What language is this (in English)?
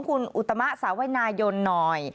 Thai